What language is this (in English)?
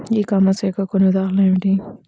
Telugu